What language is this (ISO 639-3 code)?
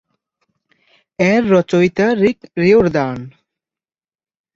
ben